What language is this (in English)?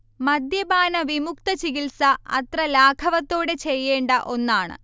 Malayalam